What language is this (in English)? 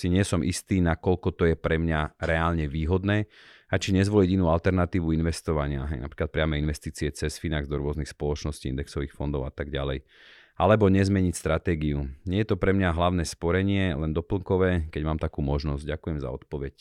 Slovak